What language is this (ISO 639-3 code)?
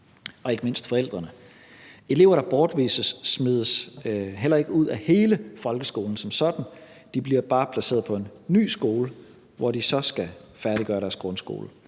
dan